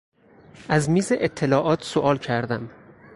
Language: Persian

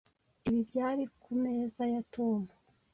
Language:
Kinyarwanda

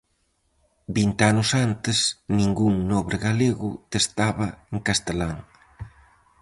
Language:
Galician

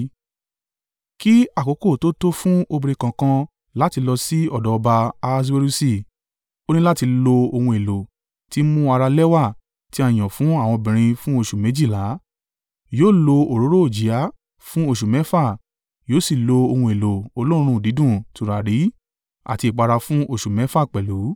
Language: Yoruba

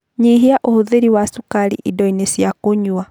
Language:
Kikuyu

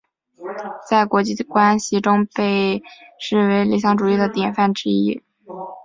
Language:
Chinese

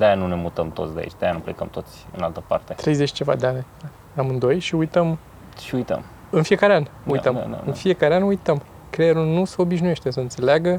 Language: Romanian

